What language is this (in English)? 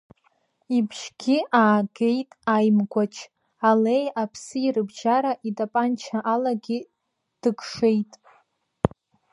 Abkhazian